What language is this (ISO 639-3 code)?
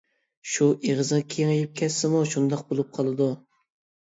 uig